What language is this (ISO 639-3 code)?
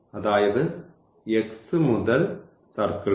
mal